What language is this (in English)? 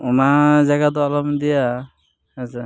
Santali